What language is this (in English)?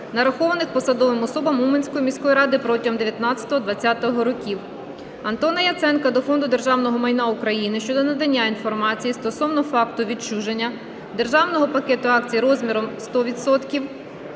Ukrainian